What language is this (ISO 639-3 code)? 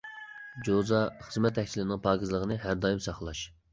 uig